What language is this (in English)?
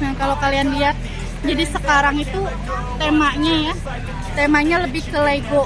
Indonesian